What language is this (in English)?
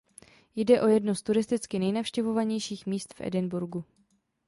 Czech